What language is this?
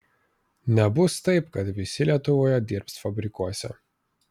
Lithuanian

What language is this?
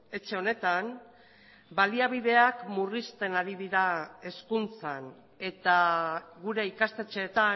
Basque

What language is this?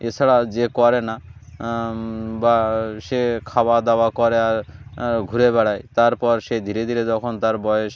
Bangla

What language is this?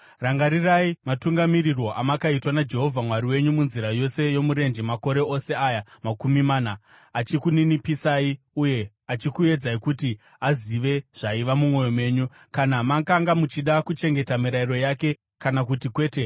Shona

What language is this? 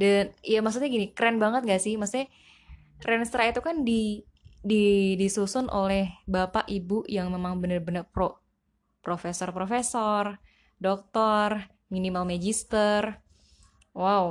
Indonesian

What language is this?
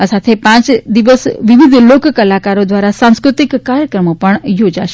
Gujarati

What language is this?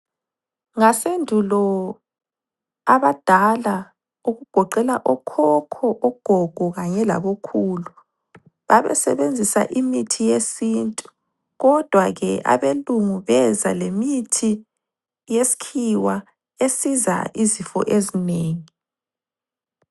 North Ndebele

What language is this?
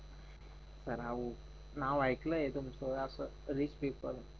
Marathi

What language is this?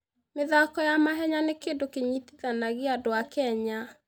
Kikuyu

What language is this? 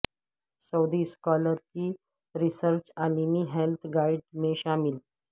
Urdu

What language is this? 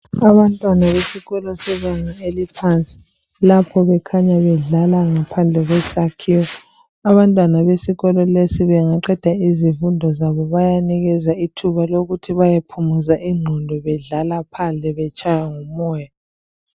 North Ndebele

